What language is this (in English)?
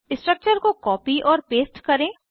Hindi